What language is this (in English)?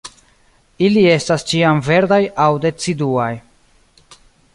Esperanto